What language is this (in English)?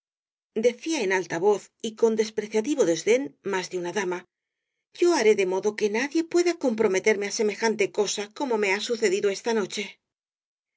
Spanish